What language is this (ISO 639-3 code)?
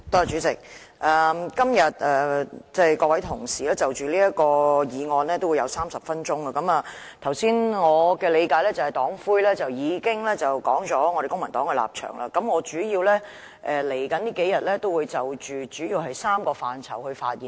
yue